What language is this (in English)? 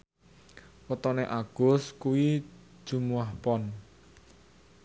Javanese